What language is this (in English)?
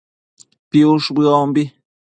Matsés